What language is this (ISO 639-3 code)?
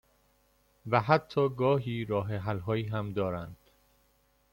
fas